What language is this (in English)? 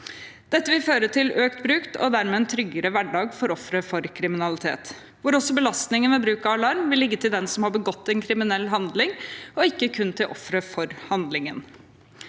Norwegian